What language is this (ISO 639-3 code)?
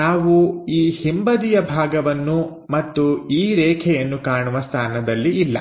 kan